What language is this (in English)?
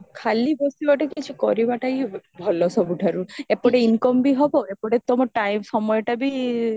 Odia